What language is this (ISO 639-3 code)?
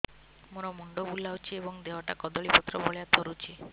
ori